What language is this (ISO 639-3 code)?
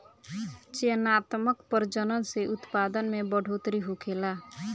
bho